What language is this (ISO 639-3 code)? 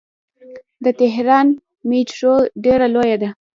pus